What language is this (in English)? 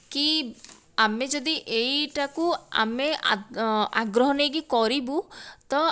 Odia